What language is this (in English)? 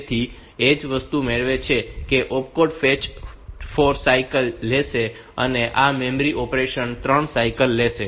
Gujarati